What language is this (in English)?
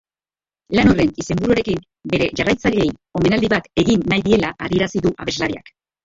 Basque